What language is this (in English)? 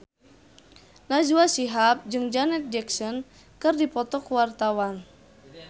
Sundanese